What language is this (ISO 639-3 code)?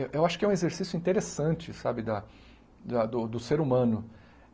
por